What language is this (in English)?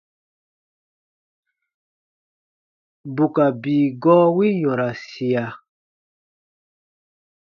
Baatonum